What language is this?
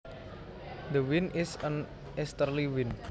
Javanese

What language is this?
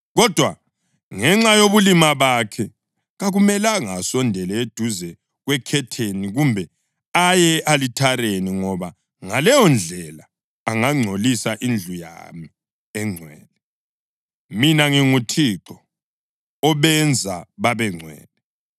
North Ndebele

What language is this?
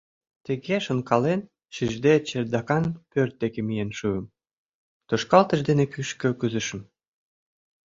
Mari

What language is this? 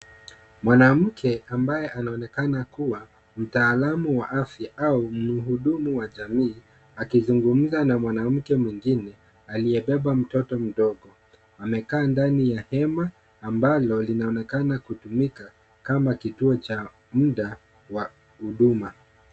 Swahili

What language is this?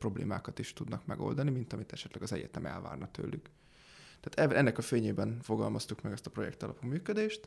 Hungarian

